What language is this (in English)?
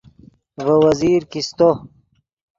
Yidgha